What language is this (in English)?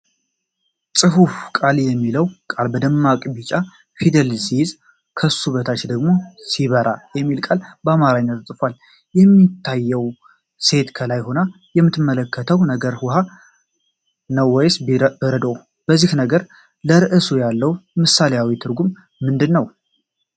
Amharic